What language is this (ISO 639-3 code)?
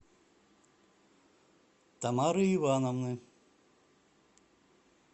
rus